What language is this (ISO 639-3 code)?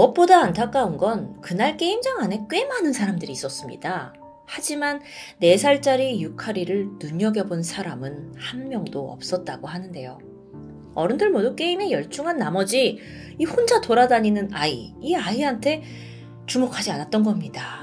kor